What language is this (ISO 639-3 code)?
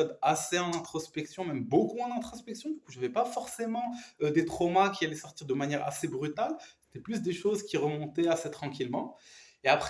fra